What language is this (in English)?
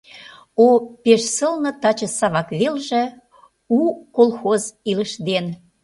Mari